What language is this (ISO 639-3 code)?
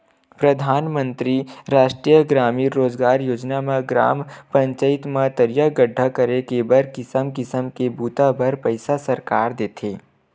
hne